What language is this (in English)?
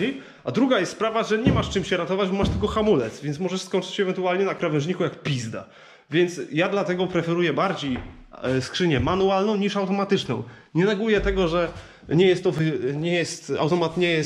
Polish